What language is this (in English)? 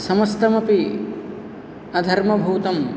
Sanskrit